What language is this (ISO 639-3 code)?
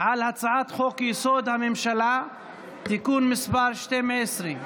heb